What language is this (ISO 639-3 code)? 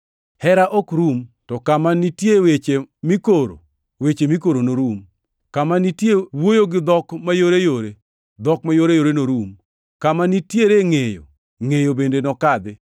luo